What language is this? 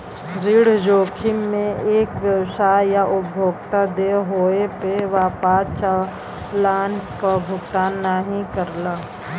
Bhojpuri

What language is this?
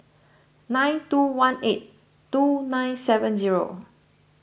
English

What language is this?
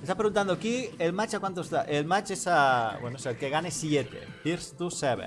Spanish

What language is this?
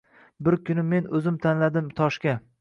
Uzbek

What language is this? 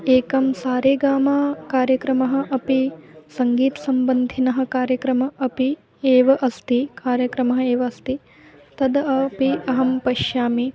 Sanskrit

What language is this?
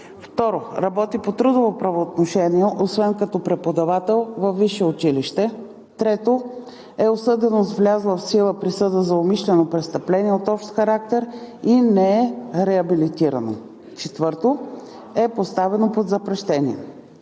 Bulgarian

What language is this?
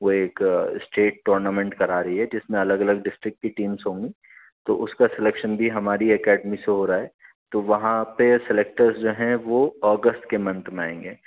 Urdu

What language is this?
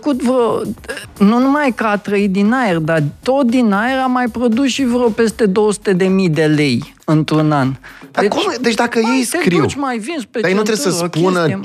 Romanian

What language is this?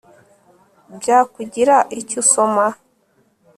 Kinyarwanda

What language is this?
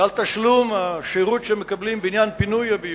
Hebrew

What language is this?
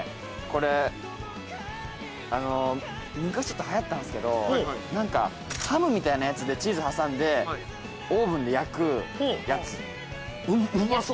Japanese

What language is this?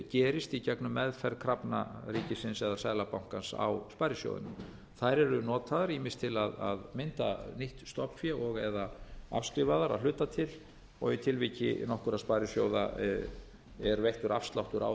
Icelandic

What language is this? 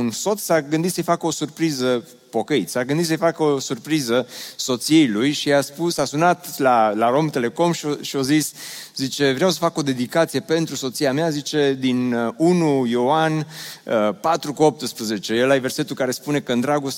Romanian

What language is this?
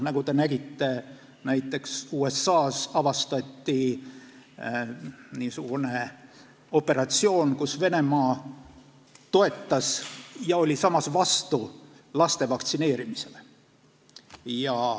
Estonian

